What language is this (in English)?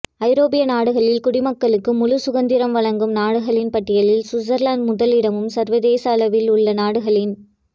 Tamil